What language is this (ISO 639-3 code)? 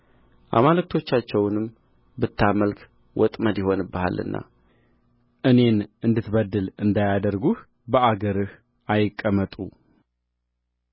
amh